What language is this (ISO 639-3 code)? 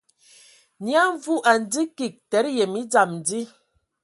ewo